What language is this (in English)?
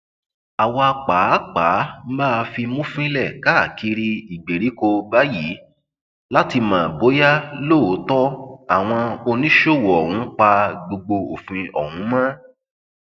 Yoruba